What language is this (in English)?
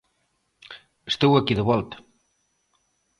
Galician